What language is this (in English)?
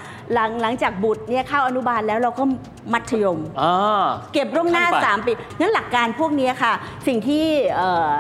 Thai